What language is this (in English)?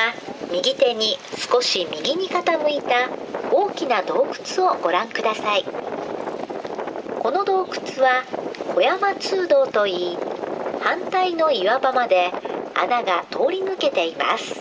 Japanese